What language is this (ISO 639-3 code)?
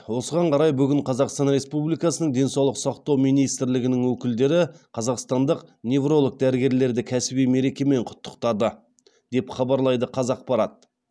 kaz